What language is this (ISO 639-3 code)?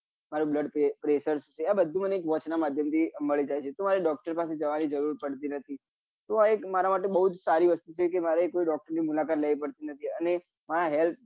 guj